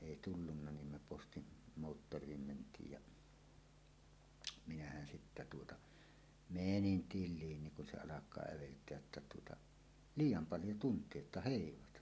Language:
Finnish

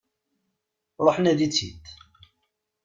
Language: Kabyle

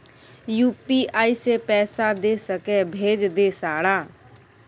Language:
Maithili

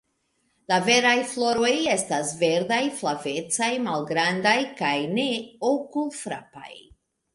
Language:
Esperanto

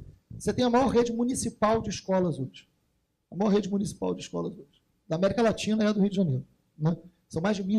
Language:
Portuguese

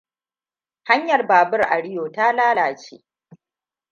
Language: Hausa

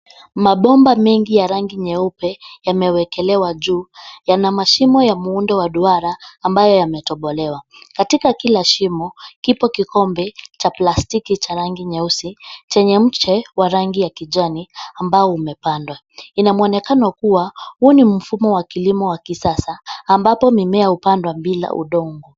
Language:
Swahili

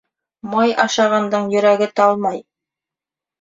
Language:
Bashkir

